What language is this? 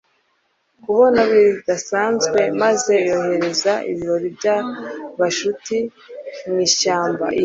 Kinyarwanda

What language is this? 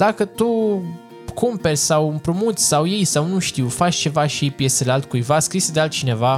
Romanian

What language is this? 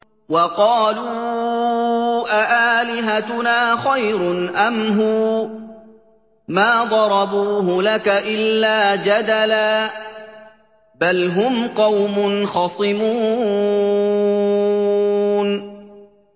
Arabic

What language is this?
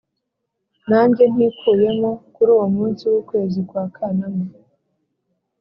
Kinyarwanda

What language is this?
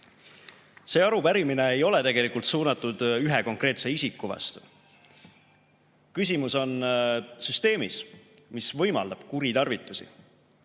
Estonian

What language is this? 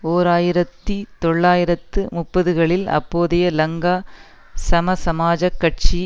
Tamil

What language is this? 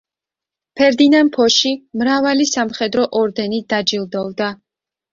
Georgian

